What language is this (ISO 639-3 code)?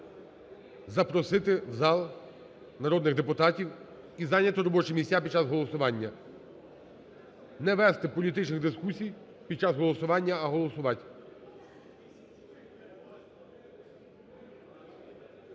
ukr